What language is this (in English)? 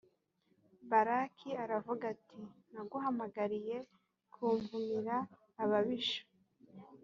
Kinyarwanda